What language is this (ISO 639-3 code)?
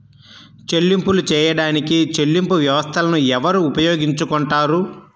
tel